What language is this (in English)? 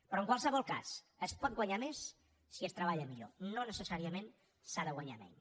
Catalan